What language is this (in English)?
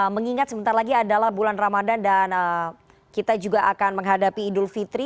Indonesian